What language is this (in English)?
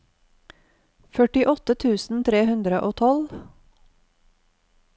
Norwegian